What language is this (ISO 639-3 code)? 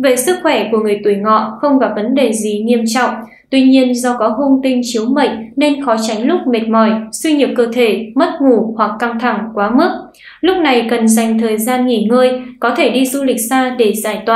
vie